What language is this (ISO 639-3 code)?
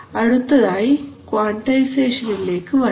mal